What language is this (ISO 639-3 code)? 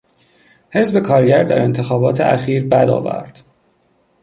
fas